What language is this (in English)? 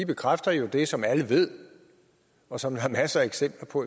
Danish